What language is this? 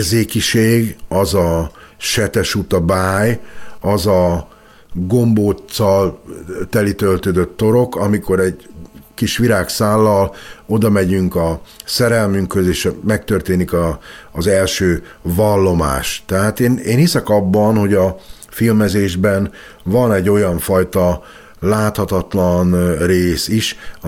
Hungarian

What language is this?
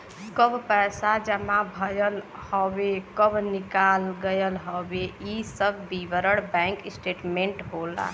Bhojpuri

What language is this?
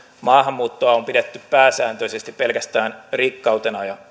Finnish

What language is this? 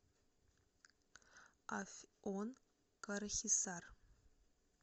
Russian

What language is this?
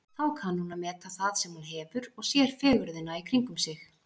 Icelandic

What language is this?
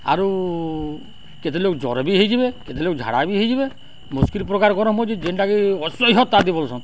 Odia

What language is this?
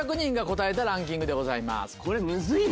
Japanese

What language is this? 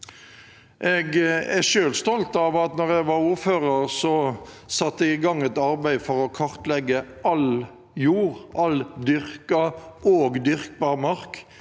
Norwegian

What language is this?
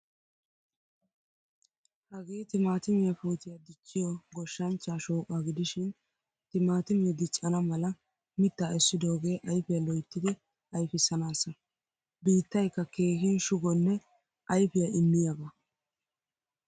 Wolaytta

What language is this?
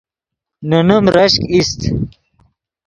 Yidgha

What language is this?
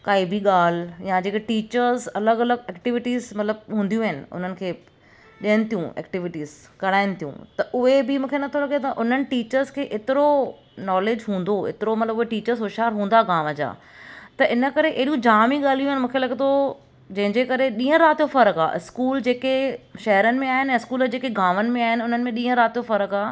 Sindhi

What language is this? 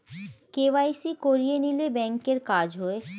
Bangla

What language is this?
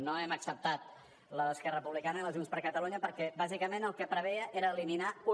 Catalan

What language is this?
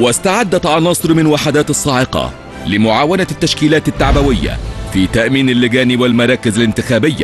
Arabic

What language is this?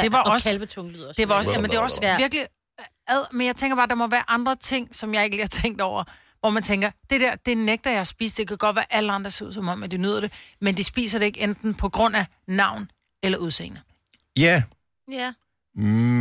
Danish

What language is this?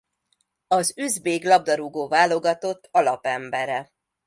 Hungarian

